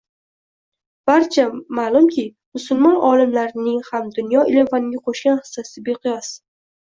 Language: Uzbek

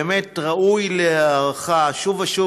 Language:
Hebrew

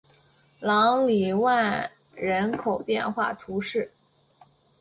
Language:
Chinese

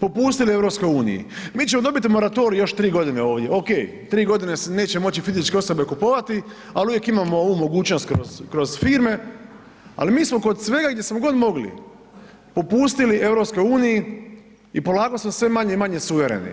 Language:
Croatian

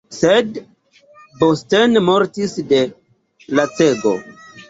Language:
Esperanto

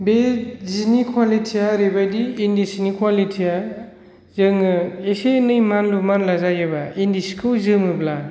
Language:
Bodo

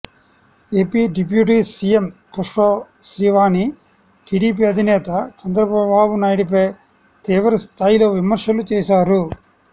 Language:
Telugu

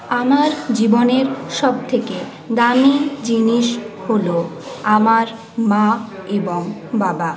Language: Bangla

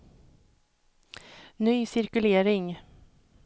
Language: Swedish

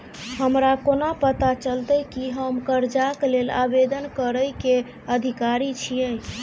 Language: Maithili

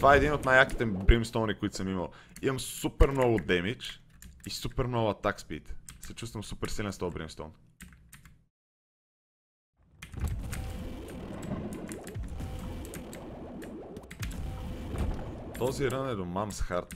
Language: Bulgarian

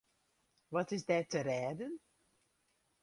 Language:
Western Frisian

